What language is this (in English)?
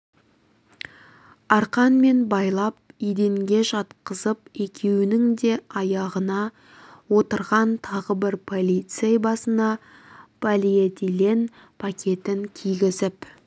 Kazakh